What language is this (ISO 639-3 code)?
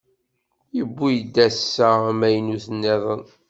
kab